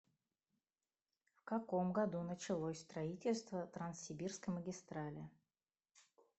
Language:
Russian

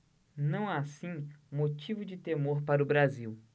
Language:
Portuguese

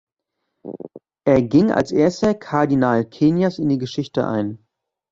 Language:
German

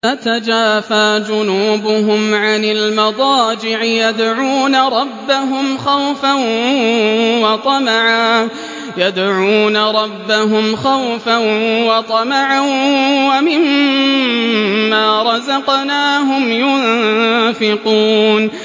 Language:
Arabic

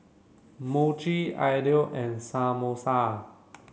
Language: English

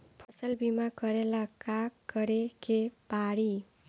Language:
Bhojpuri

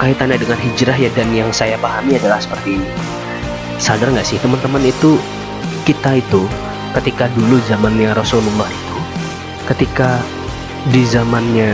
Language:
Indonesian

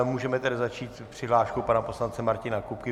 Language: Czech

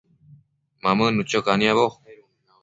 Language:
Matsés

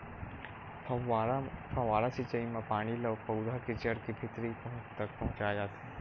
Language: Chhattisgarhi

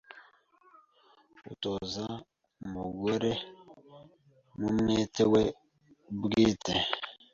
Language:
Kinyarwanda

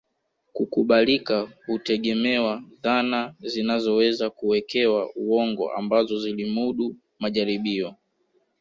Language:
Swahili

